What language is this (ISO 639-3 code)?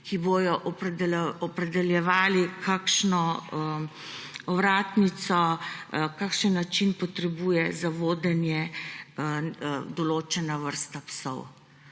slv